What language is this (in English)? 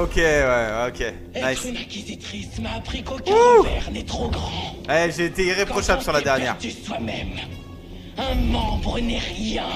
French